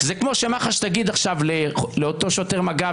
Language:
Hebrew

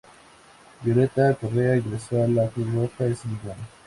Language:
Spanish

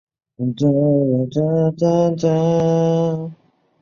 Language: Chinese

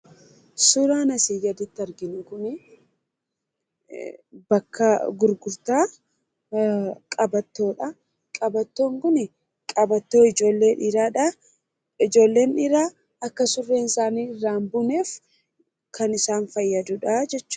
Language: Oromo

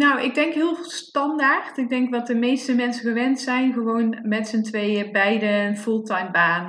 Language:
Dutch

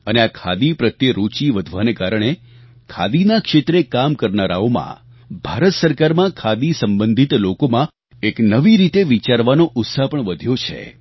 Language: Gujarati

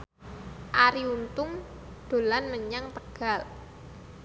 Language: Javanese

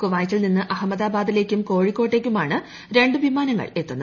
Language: Malayalam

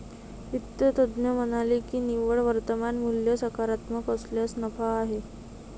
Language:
Marathi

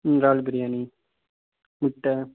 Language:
Tamil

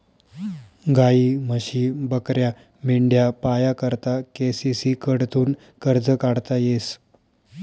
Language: Marathi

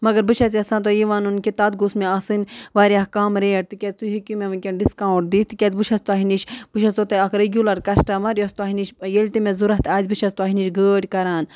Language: Kashmiri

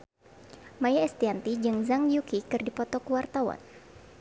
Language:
Sundanese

